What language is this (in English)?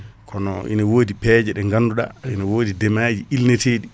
Fula